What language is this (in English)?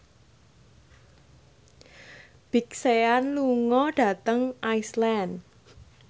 Javanese